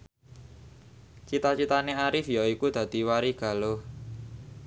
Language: Javanese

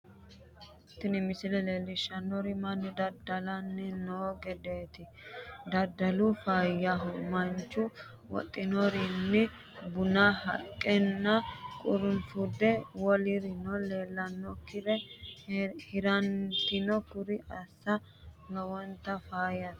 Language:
Sidamo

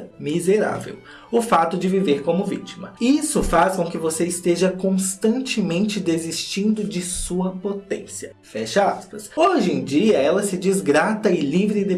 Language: Portuguese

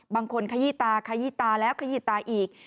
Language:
Thai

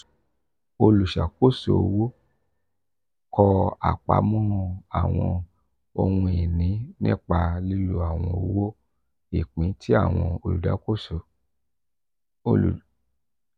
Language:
Yoruba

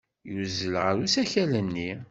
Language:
Kabyle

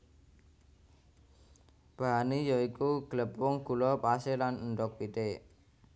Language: Javanese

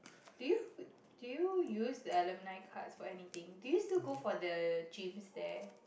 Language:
English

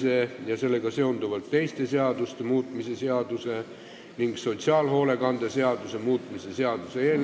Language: Estonian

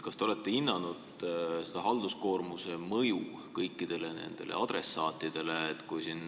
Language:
Estonian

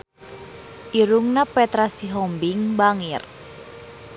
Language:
Sundanese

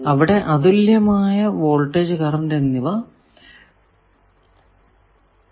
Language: Malayalam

